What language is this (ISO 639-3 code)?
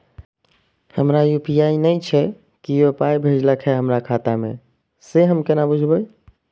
mai